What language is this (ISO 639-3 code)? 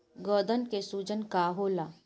bho